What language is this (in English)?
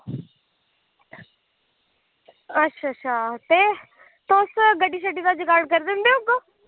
Dogri